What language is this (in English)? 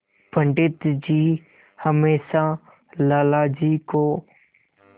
Hindi